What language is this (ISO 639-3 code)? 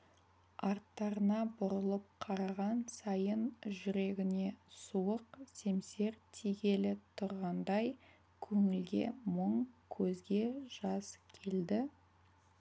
kaz